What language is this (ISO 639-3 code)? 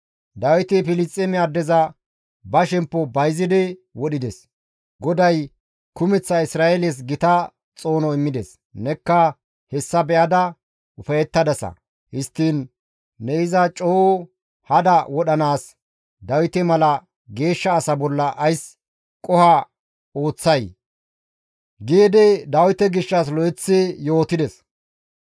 gmv